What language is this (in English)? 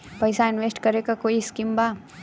Bhojpuri